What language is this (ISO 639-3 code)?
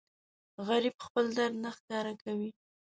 pus